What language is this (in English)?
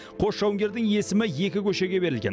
Kazakh